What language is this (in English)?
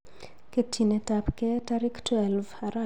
Kalenjin